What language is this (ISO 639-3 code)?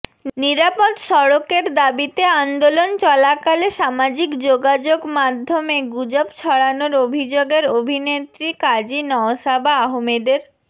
ben